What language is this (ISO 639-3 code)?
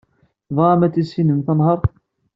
kab